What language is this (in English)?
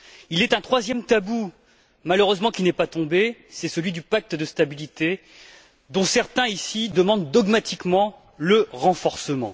French